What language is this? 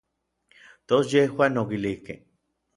Orizaba Nahuatl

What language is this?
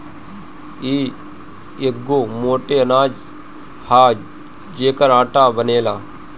Bhojpuri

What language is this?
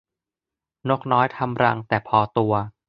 Thai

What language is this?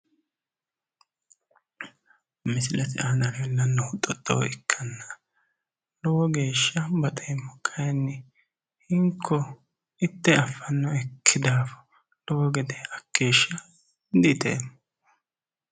Sidamo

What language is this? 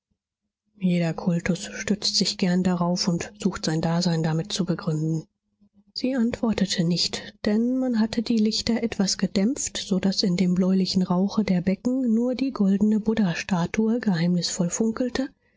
German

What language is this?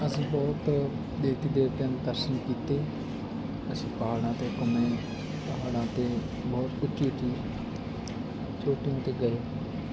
Punjabi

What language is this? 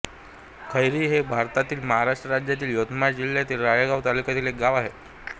Marathi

